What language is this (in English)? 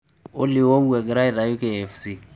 Masai